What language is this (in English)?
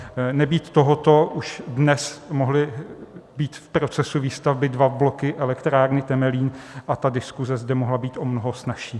Czech